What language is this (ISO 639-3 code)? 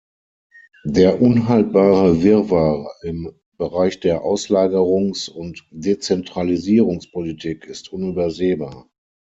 deu